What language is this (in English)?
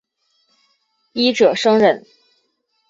Chinese